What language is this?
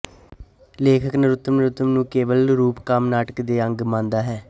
Punjabi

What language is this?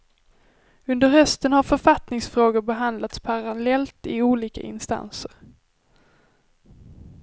Swedish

